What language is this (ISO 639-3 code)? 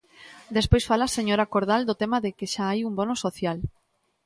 glg